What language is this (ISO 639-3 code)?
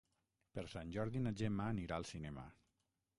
cat